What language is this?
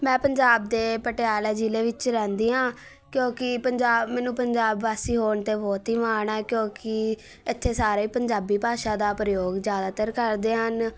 Punjabi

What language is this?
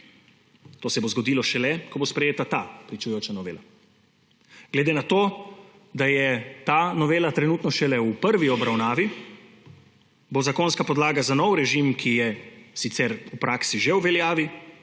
Slovenian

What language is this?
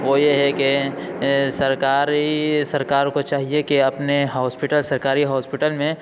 Urdu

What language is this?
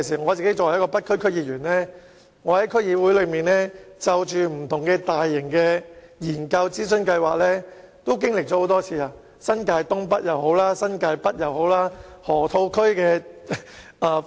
Cantonese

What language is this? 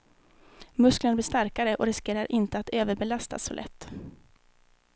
Swedish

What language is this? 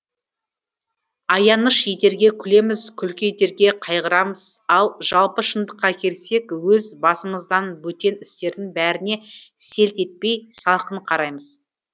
Kazakh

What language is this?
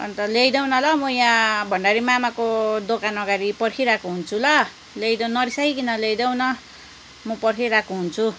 Nepali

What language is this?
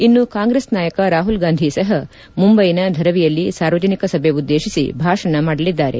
Kannada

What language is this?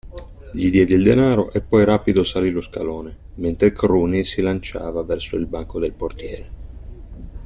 Italian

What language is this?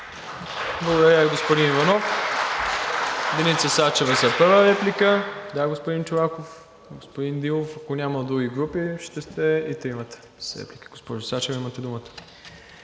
Bulgarian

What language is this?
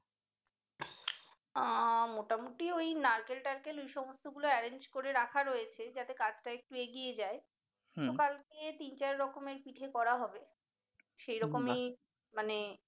Bangla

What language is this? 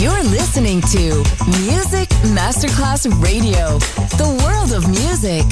Italian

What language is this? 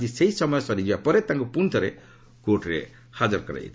Odia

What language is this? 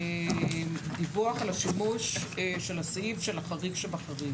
Hebrew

